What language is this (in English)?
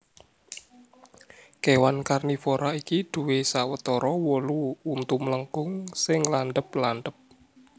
Javanese